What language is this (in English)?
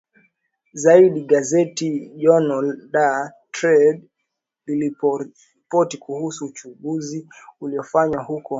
Swahili